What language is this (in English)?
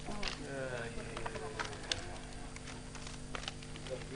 Hebrew